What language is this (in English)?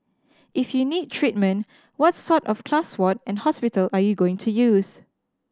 English